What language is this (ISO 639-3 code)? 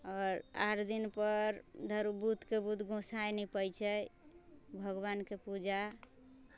mai